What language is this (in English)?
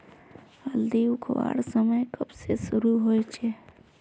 Magahi